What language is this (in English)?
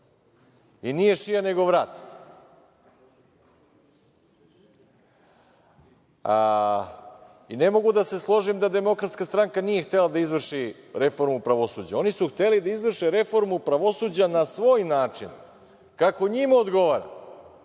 Serbian